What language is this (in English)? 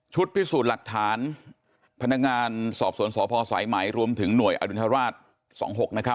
Thai